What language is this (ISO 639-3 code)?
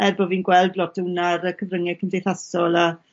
cym